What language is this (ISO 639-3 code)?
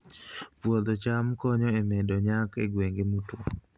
luo